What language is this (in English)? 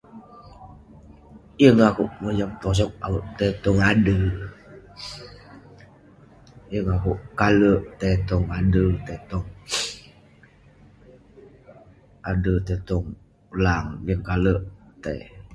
Western Penan